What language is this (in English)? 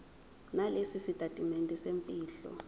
Zulu